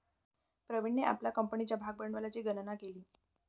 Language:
Marathi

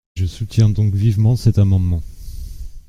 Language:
French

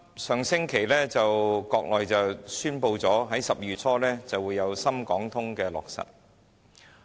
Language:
Cantonese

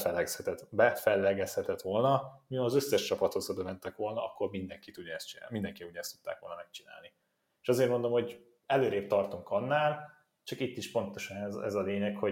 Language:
Hungarian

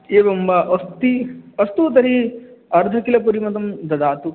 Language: Sanskrit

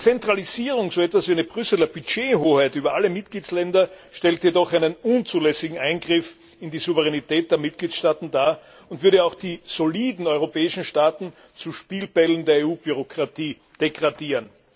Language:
German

